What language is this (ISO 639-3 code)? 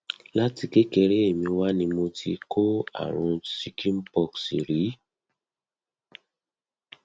yor